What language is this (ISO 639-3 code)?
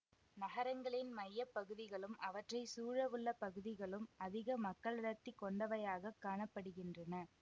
tam